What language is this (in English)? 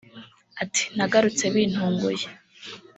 Kinyarwanda